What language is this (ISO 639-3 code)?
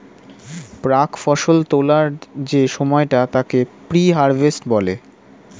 ben